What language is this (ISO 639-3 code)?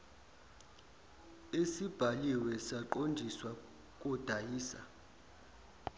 zul